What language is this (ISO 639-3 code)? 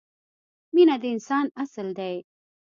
pus